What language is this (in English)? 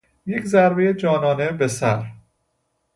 Persian